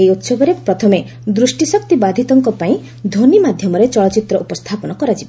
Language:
Odia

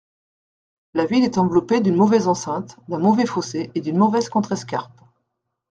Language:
French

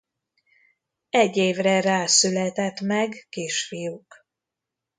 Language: Hungarian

